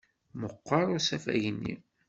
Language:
Kabyle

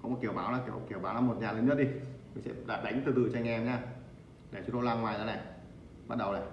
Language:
Vietnamese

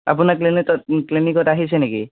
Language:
Assamese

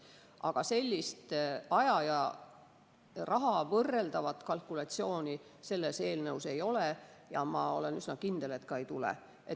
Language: Estonian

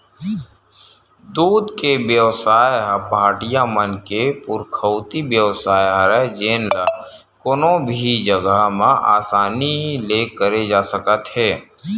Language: Chhattisgarhi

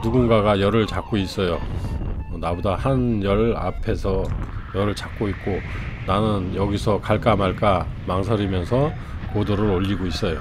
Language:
Korean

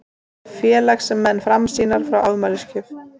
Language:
Icelandic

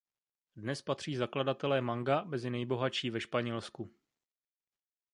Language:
Czech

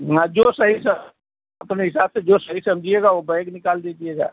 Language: Hindi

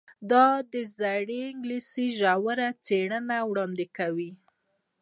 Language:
Pashto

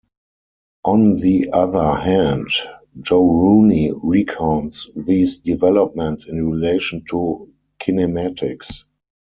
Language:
English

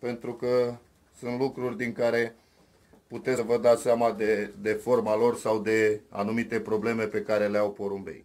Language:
Romanian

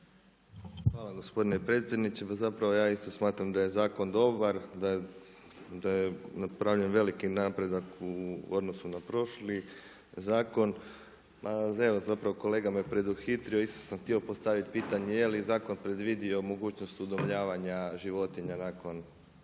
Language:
Croatian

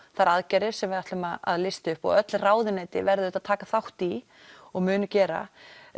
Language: Icelandic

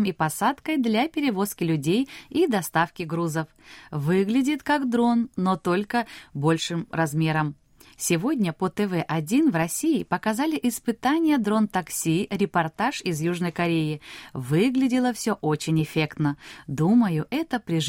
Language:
Russian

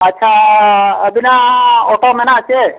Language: Santali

